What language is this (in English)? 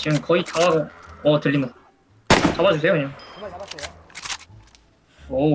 Korean